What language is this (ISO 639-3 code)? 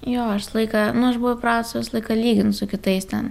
lit